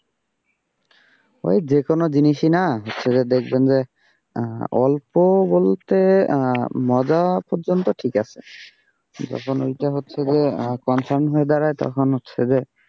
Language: Bangla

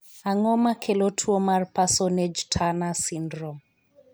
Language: Luo (Kenya and Tanzania)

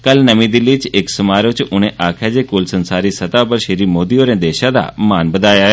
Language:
Dogri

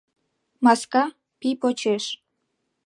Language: Mari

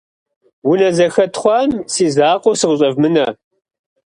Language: Kabardian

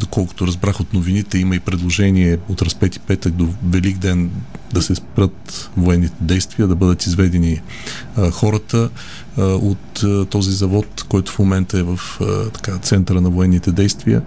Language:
Bulgarian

